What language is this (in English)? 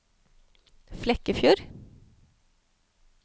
Norwegian